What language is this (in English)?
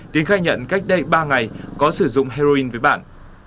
Vietnamese